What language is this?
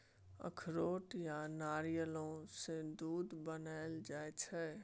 Maithili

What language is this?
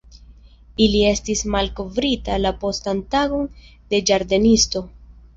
Esperanto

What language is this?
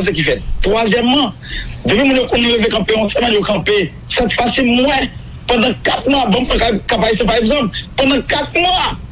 French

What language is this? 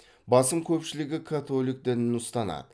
Kazakh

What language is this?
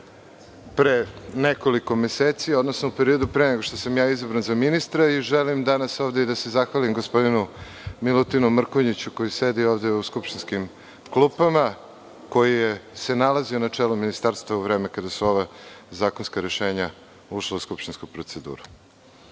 Serbian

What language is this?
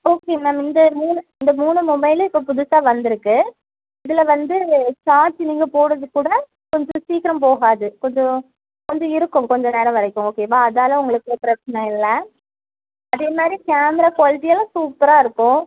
Tamil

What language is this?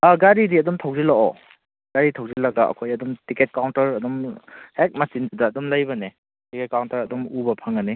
Manipuri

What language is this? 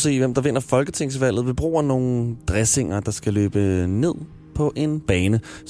Danish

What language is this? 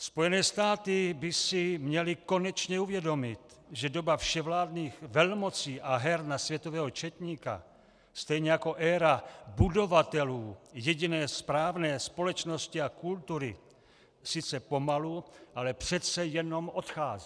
Czech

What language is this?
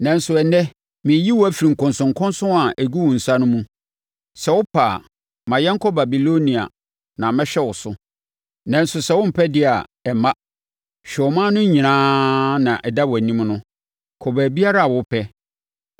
Akan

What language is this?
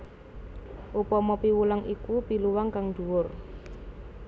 Javanese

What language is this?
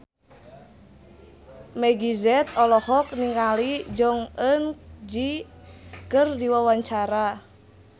Sundanese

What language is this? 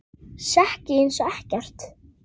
Icelandic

